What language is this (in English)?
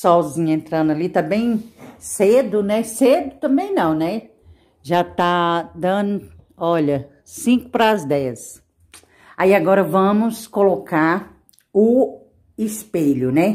Portuguese